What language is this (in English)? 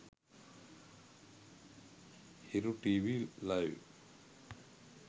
Sinhala